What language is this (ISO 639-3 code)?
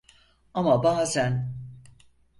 tur